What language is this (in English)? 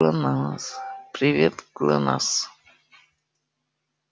Russian